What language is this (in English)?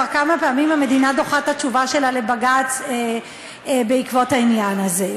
Hebrew